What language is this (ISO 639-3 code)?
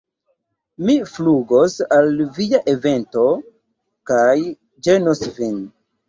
epo